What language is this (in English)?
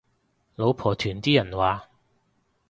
Cantonese